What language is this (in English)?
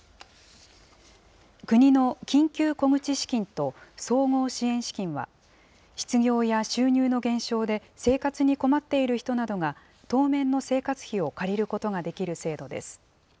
Japanese